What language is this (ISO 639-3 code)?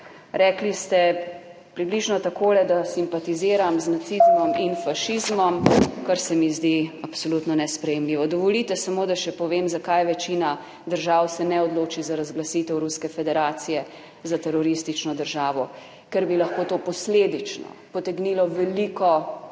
slv